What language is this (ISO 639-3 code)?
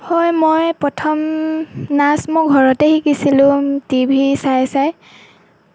asm